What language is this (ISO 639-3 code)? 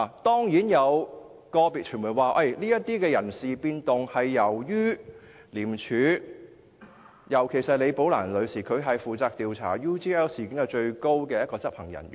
yue